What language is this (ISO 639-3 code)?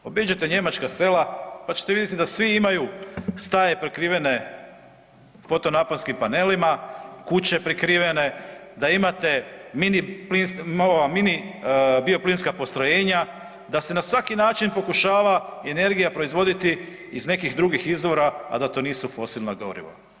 hrv